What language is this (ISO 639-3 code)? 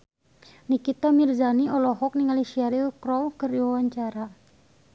sun